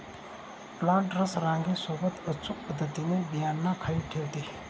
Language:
Marathi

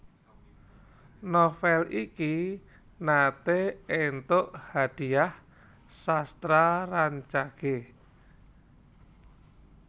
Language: Javanese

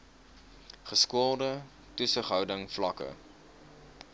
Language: Afrikaans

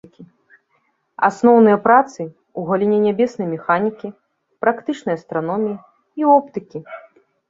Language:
Belarusian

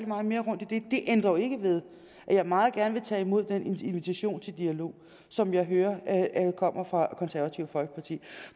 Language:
Danish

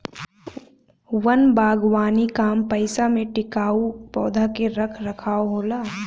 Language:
Bhojpuri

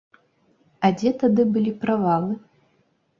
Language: Belarusian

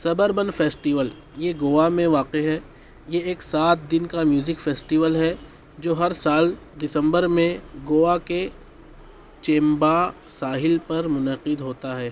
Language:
Urdu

